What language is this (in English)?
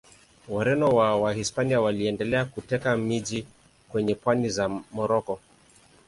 Swahili